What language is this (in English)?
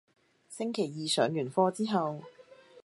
Cantonese